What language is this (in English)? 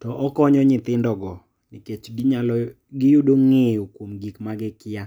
Luo (Kenya and Tanzania)